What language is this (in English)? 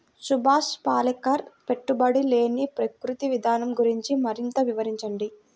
Telugu